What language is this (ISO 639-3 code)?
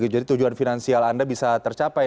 ind